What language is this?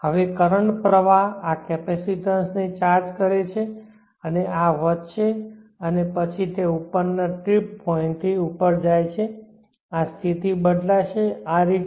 Gujarati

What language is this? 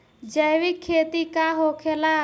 Bhojpuri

